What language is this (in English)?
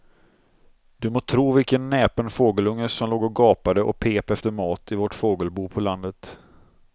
Swedish